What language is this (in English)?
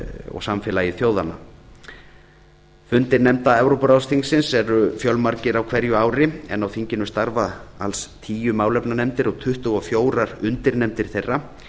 Icelandic